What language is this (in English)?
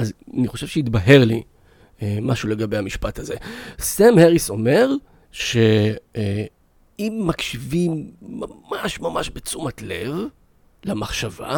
Hebrew